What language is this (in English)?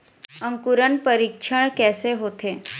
Chhattisgarhi